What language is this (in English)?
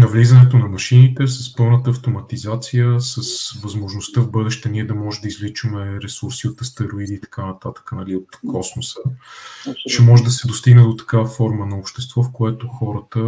Bulgarian